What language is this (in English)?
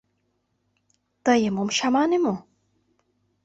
Mari